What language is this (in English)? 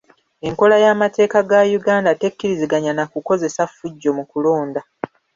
Ganda